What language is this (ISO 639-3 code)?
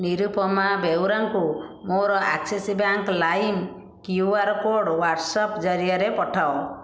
ori